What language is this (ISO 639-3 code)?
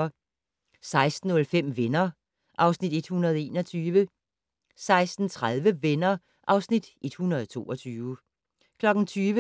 dan